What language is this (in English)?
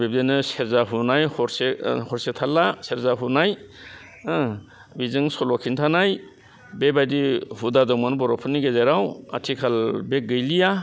Bodo